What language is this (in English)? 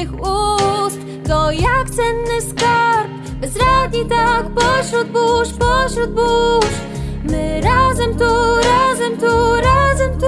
Polish